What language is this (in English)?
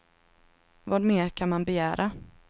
Swedish